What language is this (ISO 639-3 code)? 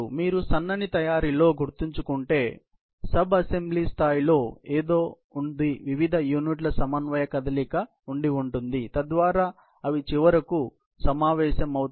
tel